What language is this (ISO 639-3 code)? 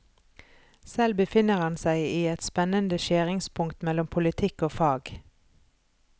nor